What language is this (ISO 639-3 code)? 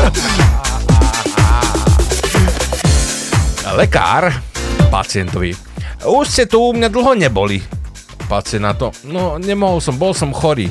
slk